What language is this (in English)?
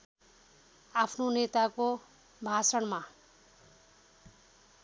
Nepali